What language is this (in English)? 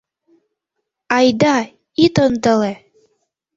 Mari